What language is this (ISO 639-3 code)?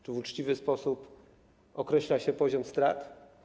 pol